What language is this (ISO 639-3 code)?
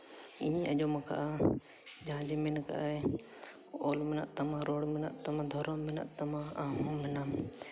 sat